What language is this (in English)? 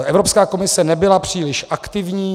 Czech